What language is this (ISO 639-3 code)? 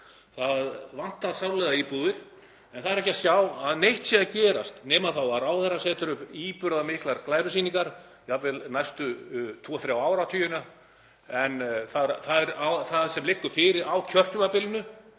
isl